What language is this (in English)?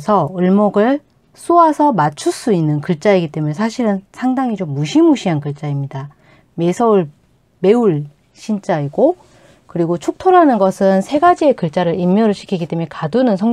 Korean